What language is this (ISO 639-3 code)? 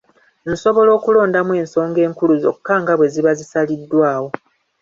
lug